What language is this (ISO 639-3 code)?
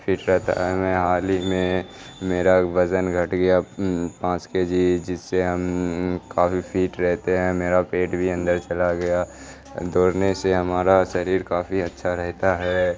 urd